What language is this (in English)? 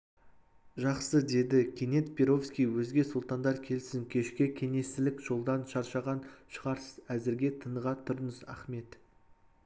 Kazakh